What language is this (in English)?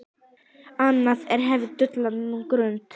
Icelandic